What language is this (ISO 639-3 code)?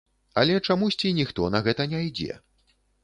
bel